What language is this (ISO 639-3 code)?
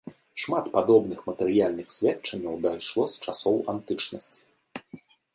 bel